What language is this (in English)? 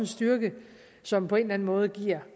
Danish